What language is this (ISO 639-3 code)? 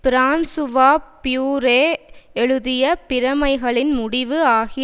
tam